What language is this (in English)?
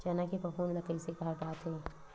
Chhattisgarhi